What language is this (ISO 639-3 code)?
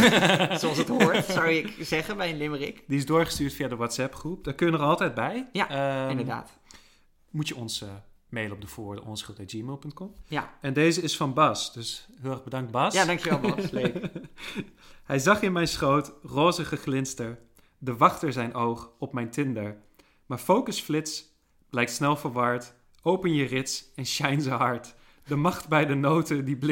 nld